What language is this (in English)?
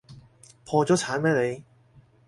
Cantonese